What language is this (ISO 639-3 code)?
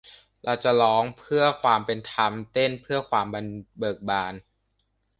tha